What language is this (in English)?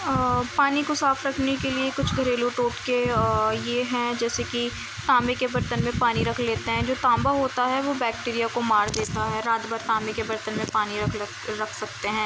Urdu